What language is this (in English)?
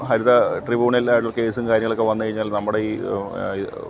Malayalam